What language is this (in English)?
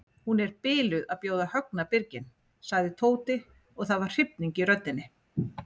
Icelandic